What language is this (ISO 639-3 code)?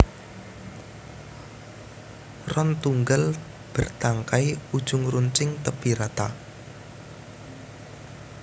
jav